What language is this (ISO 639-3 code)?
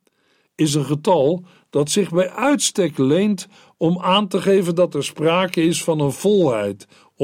nld